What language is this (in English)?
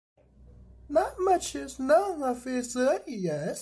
English